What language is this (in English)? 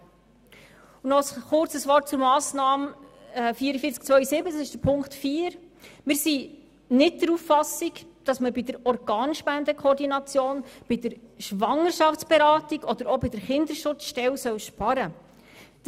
Swiss German